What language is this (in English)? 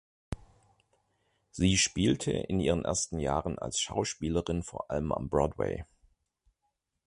German